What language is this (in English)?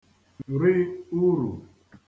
Igbo